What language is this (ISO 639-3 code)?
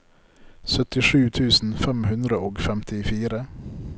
nor